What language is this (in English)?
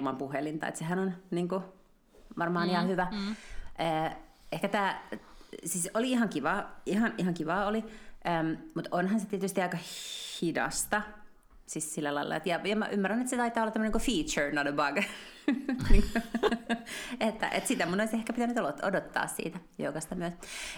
Finnish